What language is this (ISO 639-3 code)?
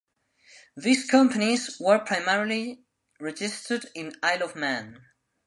eng